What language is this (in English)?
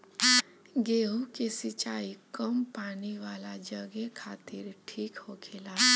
Bhojpuri